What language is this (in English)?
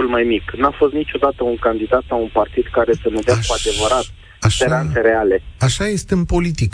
Romanian